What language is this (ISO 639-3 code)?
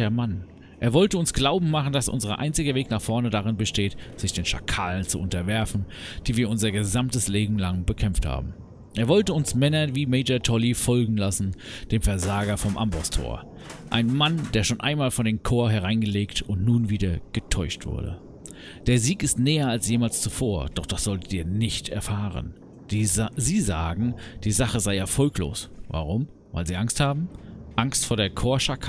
deu